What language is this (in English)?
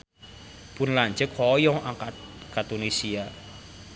Sundanese